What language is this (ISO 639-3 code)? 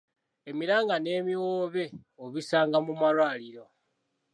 lug